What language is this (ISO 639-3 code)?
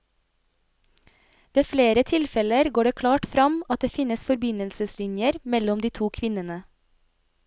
nor